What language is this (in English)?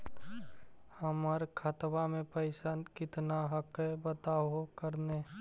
Magahi